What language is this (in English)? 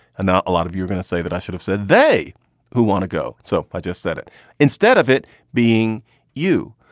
English